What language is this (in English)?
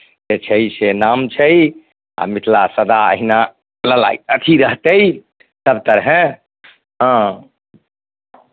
Maithili